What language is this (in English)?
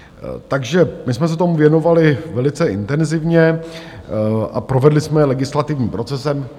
Czech